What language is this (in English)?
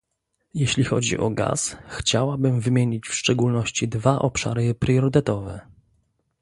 Polish